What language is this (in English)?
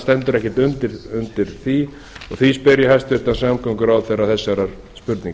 Icelandic